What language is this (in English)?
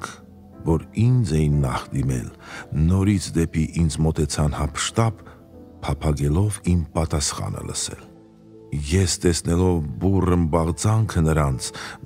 Romanian